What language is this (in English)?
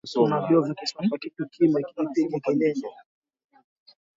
Swahili